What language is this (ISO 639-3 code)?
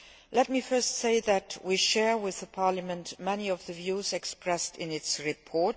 eng